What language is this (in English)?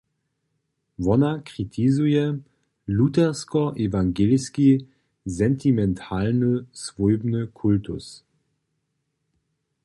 Upper Sorbian